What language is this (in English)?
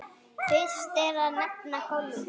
Icelandic